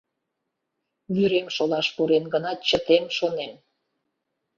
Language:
Mari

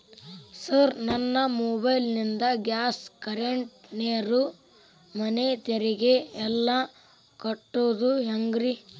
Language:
Kannada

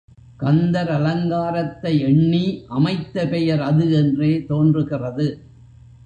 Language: Tamil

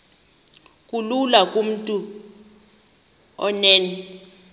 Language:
Xhosa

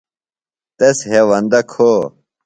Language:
Phalura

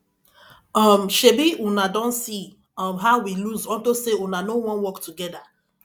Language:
Nigerian Pidgin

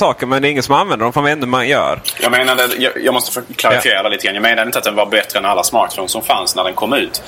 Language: Swedish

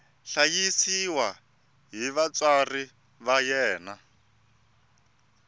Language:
Tsonga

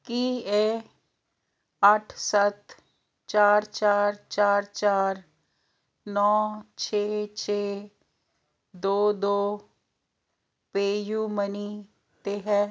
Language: Punjabi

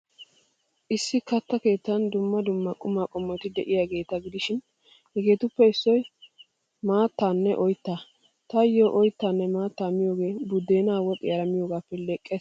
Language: Wolaytta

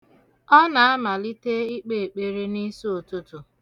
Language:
Igbo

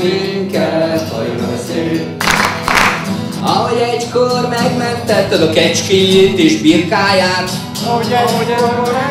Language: Hungarian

